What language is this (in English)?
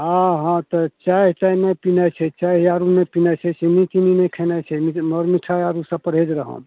Maithili